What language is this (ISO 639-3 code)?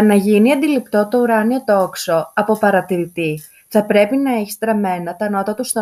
ell